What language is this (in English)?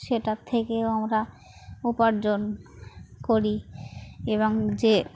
Bangla